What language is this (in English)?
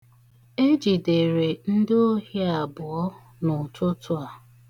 Igbo